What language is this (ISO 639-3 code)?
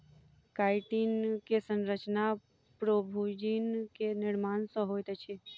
mai